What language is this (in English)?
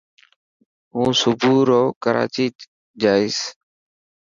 Dhatki